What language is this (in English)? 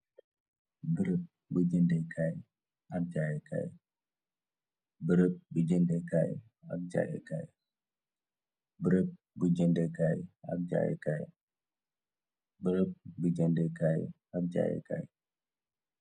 Wolof